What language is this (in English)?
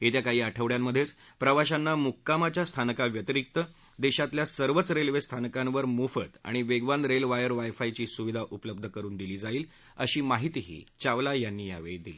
Marathi